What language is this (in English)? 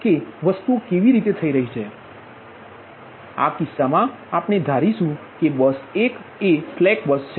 Gujarati